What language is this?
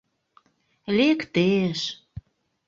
Mari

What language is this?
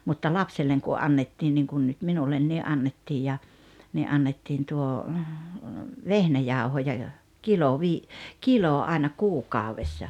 Finnish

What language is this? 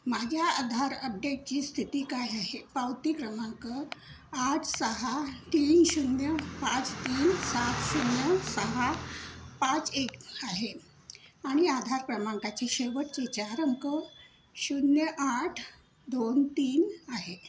Marathi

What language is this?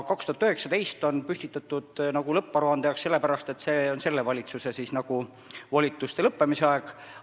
Estonian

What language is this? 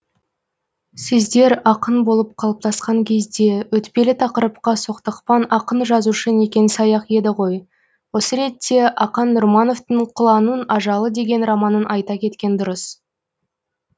Kazakh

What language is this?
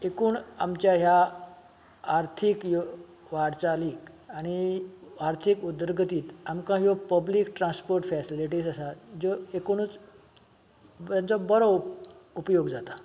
Konkani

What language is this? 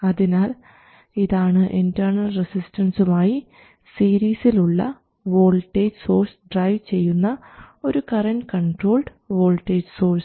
Malayalam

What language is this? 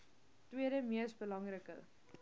Afrikaans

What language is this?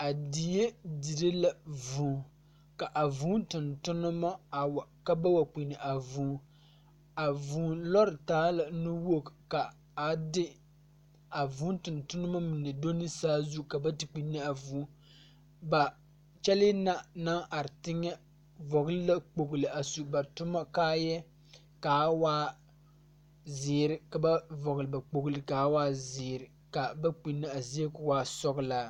Southern Dagaare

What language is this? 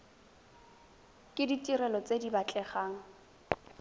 Tswana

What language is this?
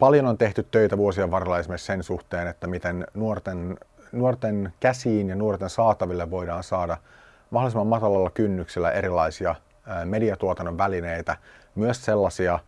Finnish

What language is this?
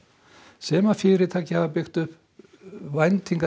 Icelandic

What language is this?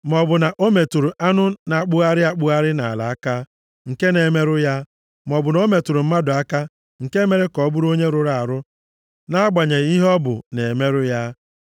Igbo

